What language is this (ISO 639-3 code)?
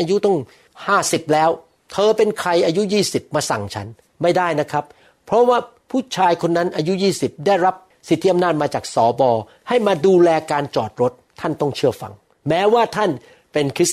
tha